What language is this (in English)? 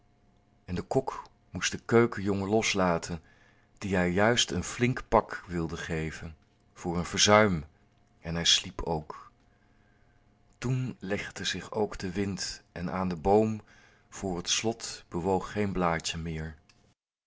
Dutch